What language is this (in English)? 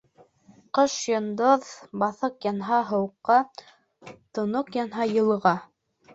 Bashkir